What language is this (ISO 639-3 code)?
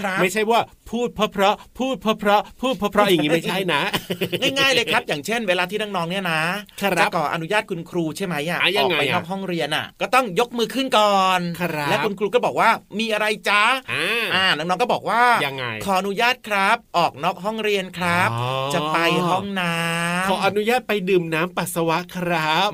tha